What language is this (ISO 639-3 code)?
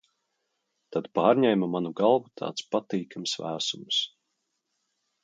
lav